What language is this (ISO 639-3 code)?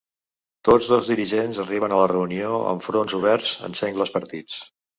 cat